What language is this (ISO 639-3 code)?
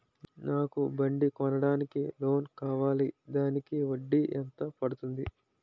tel